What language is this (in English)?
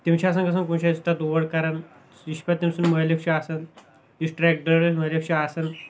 Kashmiri